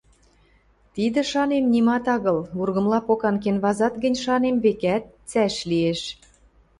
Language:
Western Mari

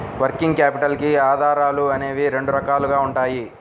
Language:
Telugu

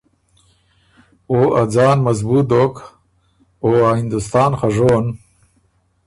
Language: Ormuri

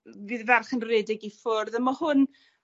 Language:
Welsh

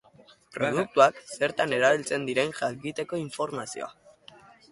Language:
Basque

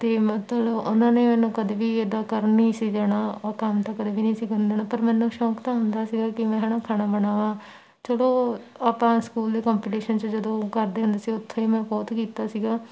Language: Punjabi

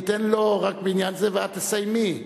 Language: Hebrew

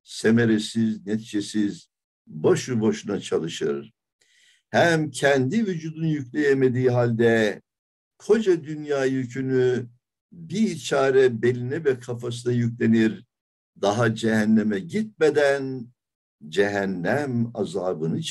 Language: Turkish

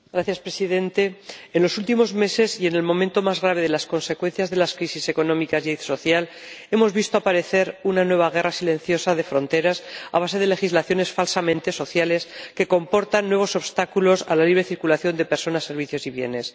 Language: Spanish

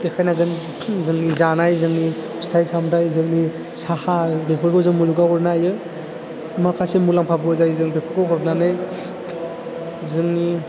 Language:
Bodo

